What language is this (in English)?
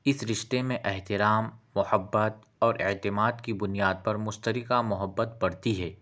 Urdu